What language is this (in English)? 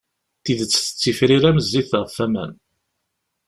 Kabyle